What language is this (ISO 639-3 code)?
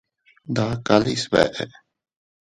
cut